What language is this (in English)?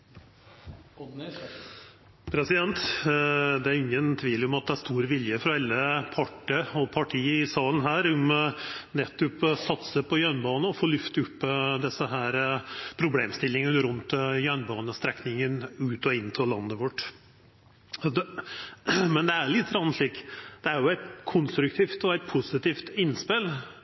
Norwegian